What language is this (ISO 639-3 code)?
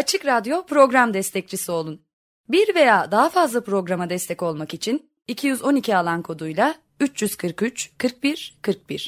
tur